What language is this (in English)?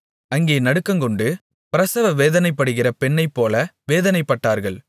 Tamil